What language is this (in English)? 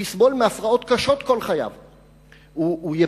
Hebrew